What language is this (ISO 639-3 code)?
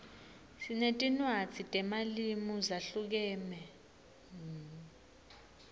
ssw